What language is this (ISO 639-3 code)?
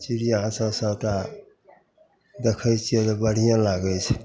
mai